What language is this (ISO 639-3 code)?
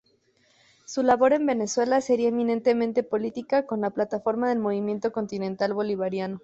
spa